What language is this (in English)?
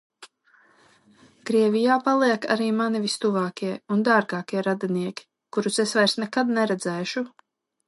Latvian